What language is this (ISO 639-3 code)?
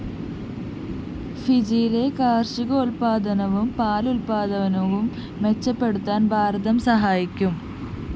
mal